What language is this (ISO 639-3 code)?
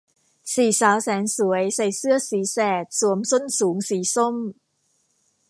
tha